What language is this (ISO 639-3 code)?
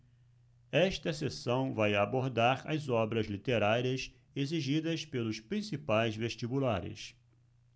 por